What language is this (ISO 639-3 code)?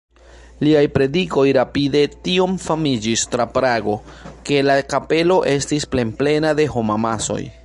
epo